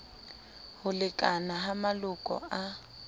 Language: Southern Sotho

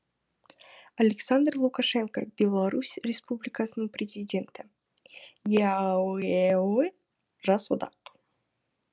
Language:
Kazakh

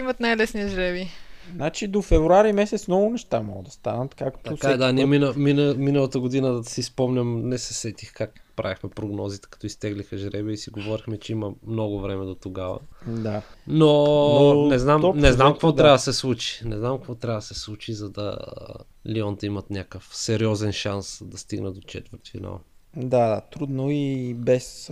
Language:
Bulgarian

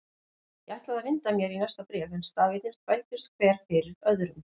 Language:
Icelandic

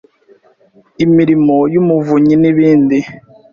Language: Kinyarwanda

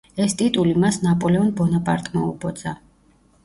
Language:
Georgian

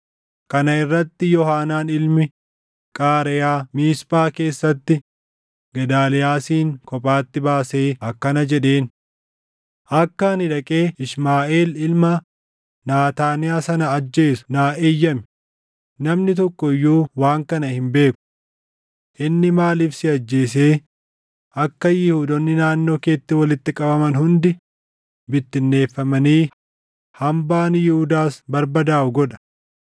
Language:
Oromo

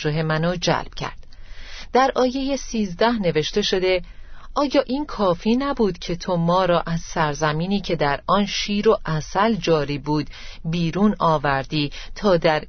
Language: Persian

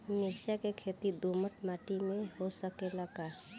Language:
Bhojpuri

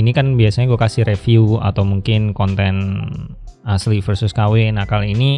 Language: Indonesian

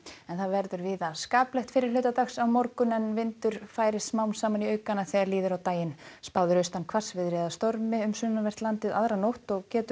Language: Icelandic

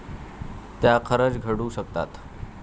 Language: Marathi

